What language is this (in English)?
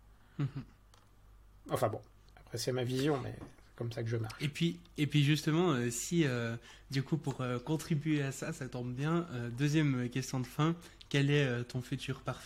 French